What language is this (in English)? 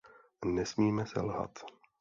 Czech